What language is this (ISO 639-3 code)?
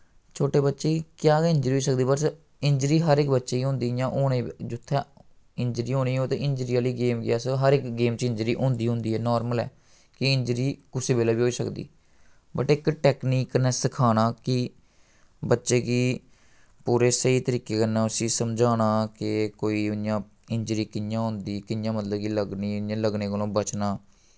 doi